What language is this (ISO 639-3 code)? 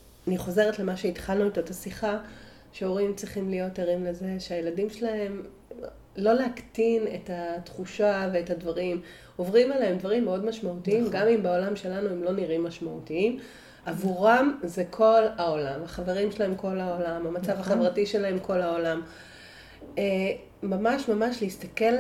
heb